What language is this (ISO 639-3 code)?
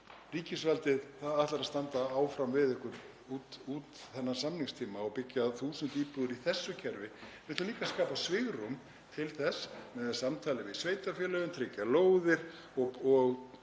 isl